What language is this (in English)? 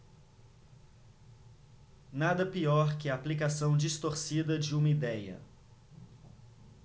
Portuguese